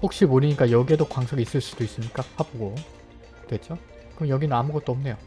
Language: Korean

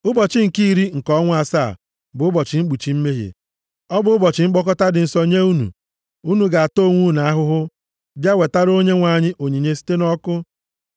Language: Igbo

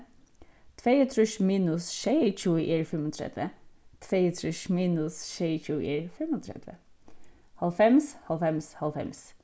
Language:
Faroese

